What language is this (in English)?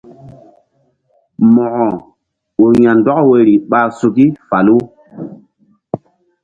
Mbum